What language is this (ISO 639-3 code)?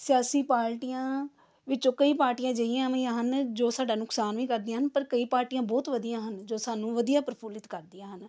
pan